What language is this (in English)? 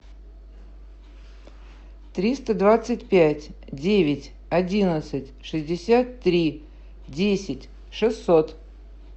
Russian